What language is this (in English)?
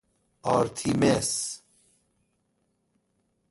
Persian